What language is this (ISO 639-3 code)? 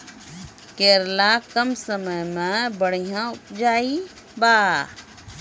mai